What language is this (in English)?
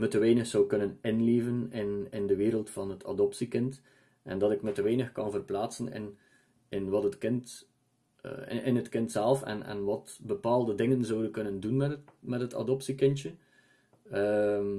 Dutch